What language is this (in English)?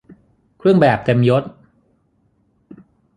Thai